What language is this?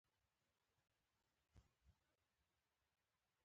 Pashto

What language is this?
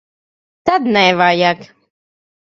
Latvian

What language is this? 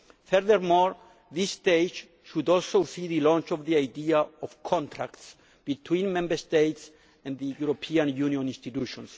English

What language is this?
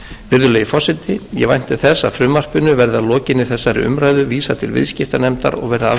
Icelandic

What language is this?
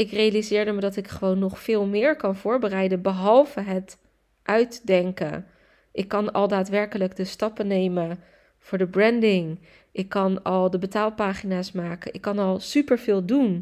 Dutch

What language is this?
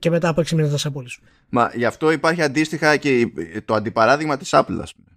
Greek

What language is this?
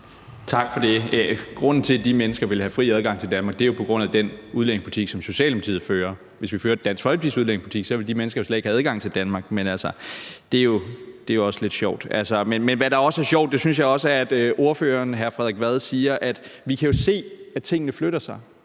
Danish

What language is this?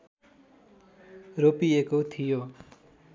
Nepali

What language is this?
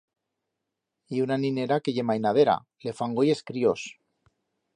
Aragonese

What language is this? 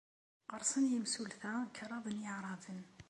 Kabyle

